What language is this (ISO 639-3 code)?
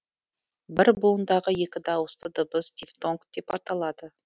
kaz